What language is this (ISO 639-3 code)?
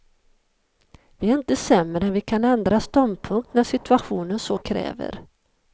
swe